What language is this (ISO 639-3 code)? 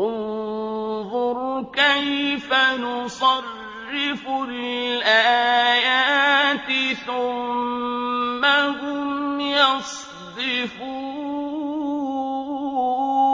ara